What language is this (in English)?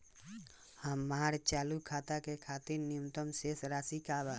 Bhojpuri